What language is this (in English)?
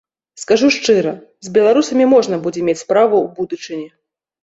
Belarusian